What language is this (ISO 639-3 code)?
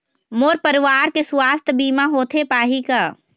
hne